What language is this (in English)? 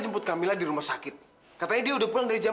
Indonesian